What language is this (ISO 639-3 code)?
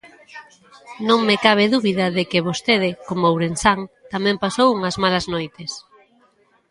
glg